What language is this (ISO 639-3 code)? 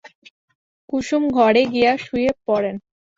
ben